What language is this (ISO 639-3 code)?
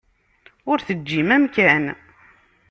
kab